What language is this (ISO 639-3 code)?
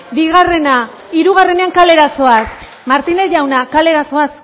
eus